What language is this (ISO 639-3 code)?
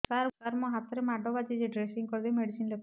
ori